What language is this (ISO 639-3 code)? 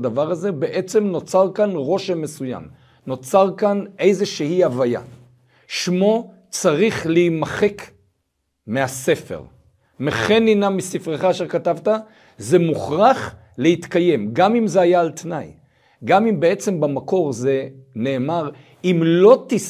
heb